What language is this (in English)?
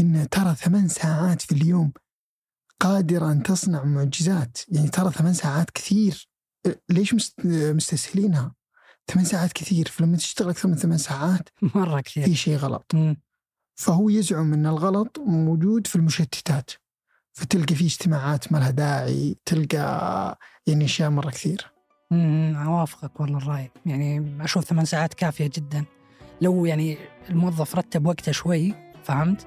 Arabic